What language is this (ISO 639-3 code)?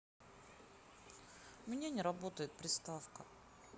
rus